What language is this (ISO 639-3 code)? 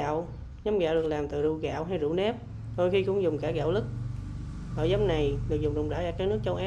vie